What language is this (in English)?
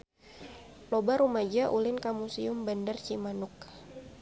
Sundanese